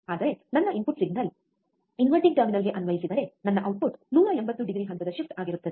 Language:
Kannada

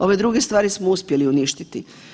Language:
Croatian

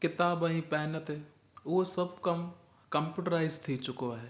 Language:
Sindhi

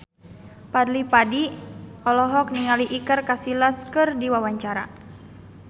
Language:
Sundanese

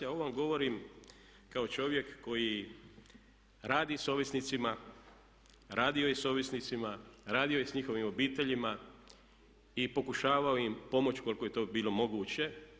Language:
Croatian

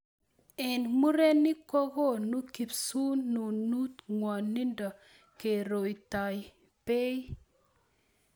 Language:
Kalenjin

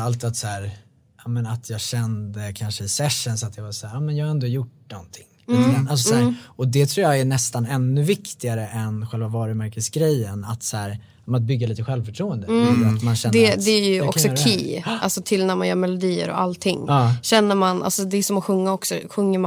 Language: Swedish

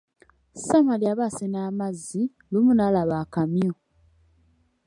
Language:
Ganda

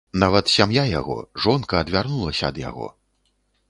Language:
Belarusian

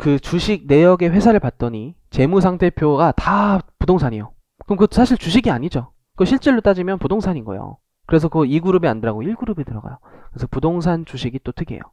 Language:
Korean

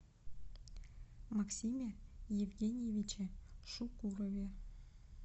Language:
Russian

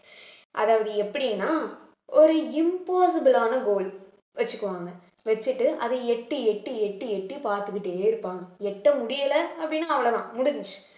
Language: Tamil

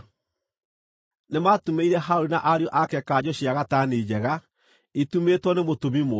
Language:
Kikuyu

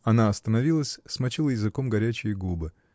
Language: Russian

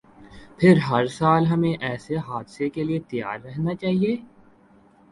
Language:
Urdu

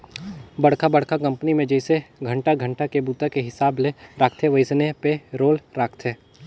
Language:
Chhattisgarhi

